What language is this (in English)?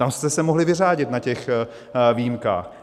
Czech